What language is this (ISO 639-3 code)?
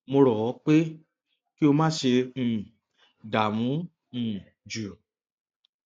yor